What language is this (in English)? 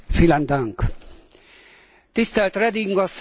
Hungarian